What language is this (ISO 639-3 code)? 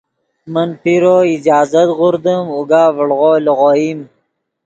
ydg